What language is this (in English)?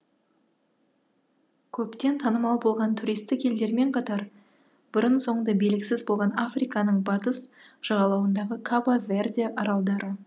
Kazakh